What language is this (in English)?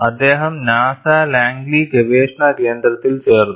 Malayalam